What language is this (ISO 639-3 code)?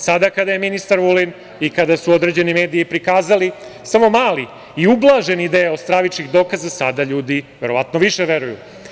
srp